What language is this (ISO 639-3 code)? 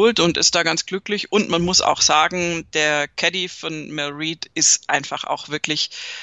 deu